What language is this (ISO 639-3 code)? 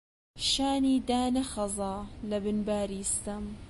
ckb